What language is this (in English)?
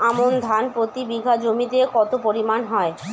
Bangla